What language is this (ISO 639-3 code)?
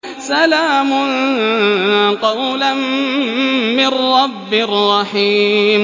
ara